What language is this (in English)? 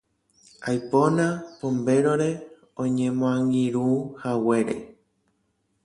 Guarani